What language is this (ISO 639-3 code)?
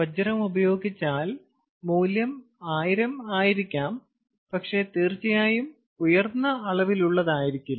mal